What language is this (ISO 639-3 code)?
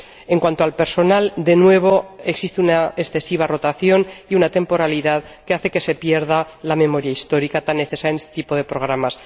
spa